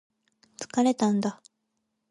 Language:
Japanese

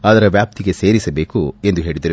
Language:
Kannada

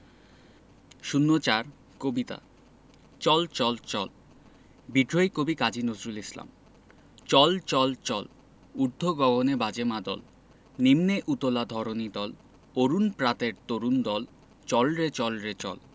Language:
Bangla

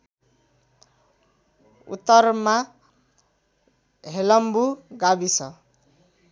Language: Nepali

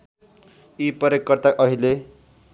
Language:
Nepali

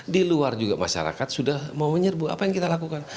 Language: Indonesian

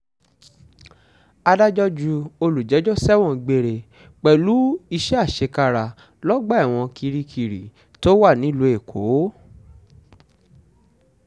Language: Yoruba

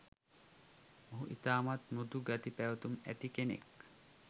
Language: Sinhala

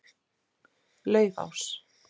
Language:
Icelandic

